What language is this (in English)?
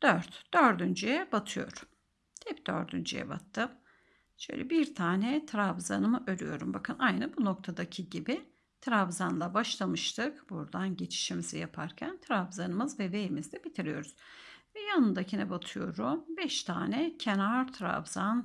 Turkish